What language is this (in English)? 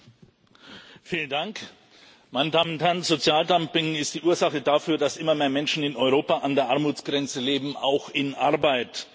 German